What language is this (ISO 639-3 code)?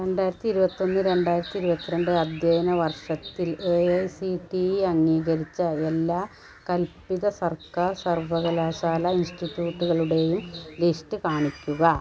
mal